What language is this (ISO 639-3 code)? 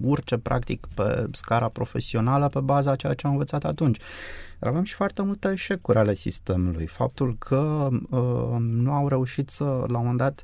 ron